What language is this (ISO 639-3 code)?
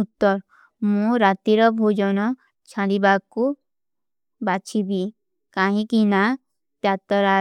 uki